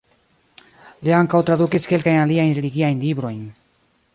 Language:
Esperanto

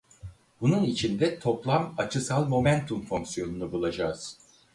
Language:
Turkish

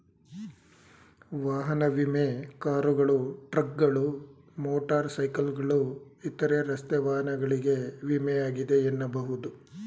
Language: Kannada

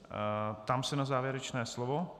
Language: Czech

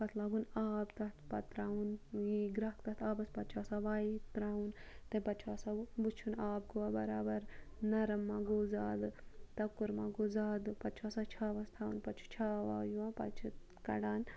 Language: Kashmiri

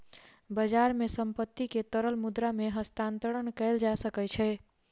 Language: Maithili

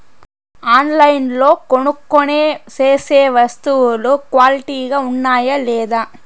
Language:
Telugu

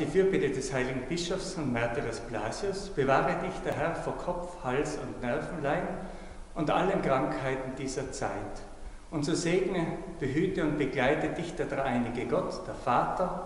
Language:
German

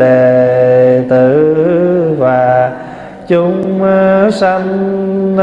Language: Vietnamese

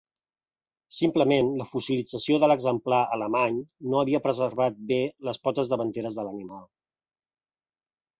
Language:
Catalan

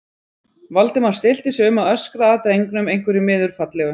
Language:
Icelandic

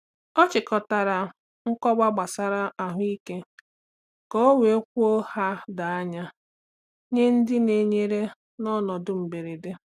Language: Igbo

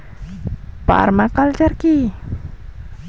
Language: Bangla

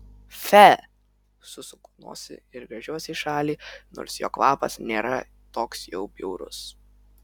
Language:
Lithuanian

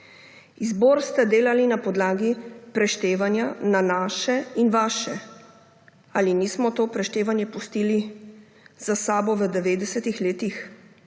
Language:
Slovenian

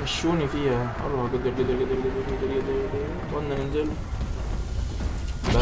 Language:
Arabic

